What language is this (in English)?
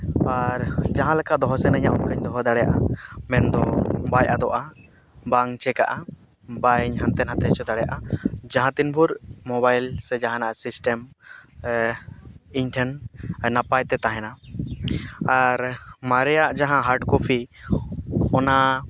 Santali